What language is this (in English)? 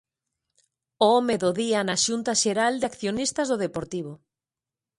Galician